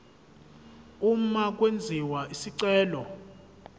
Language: Zulu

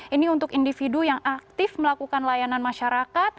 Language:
Indonesian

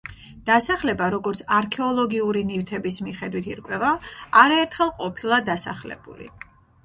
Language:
Georgian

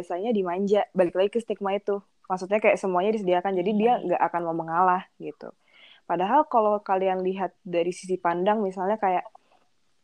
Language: Indonesian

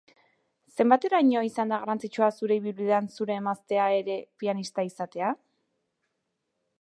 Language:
Basque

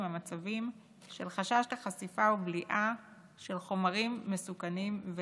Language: Hebrew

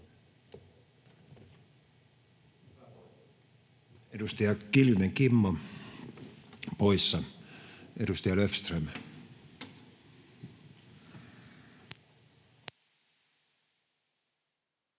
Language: Finnish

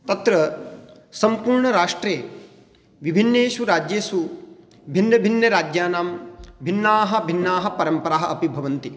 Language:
Sanskrit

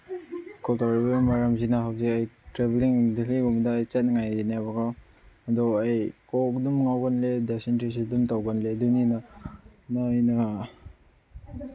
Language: Manipuri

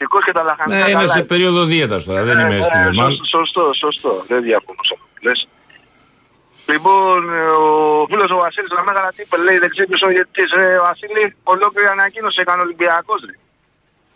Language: Greek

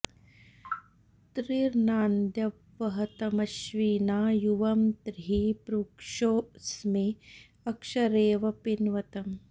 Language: Sanskrit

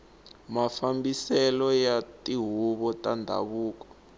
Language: Tsonga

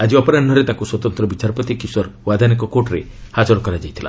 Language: Odia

